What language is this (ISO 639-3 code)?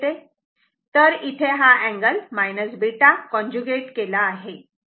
mar